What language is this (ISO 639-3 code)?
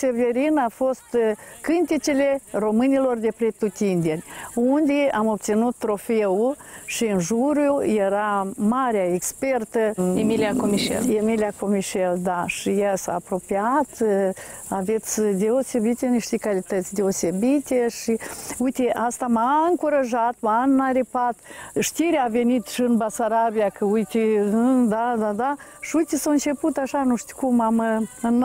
ron